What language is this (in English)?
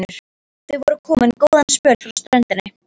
Icelandic